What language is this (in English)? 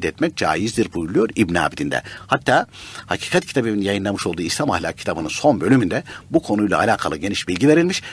Turkish